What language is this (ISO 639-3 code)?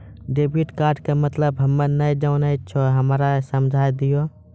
mai